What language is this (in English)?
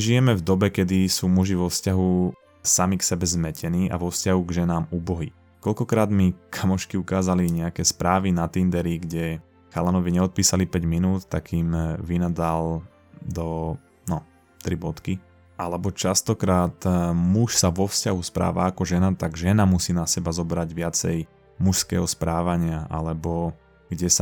Slovak